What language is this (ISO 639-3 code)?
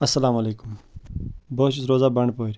kas